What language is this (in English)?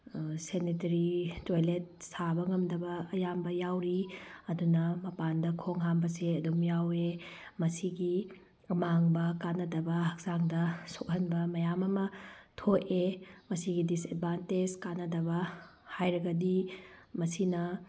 Manipuri